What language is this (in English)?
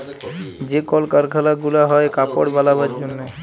Bangla